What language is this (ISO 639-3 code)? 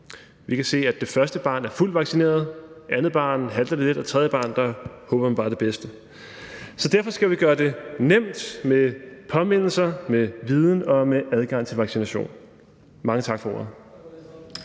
dan